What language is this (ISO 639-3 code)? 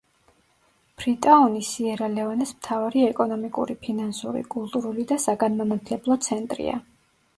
kat